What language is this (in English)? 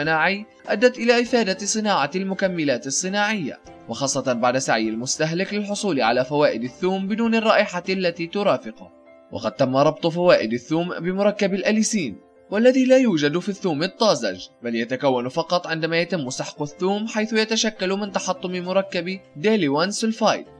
Arabic